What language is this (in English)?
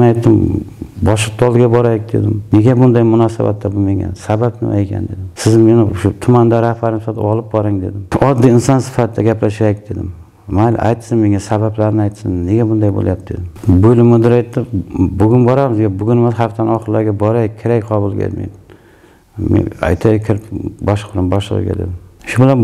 Turkish